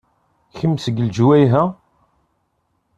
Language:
Kabyle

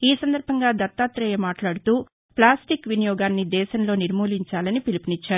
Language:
Telugu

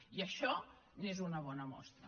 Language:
Catalan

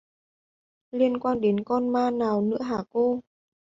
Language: Vietnamese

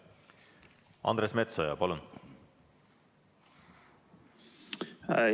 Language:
Estonian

